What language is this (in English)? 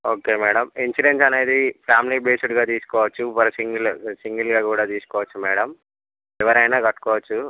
Telugu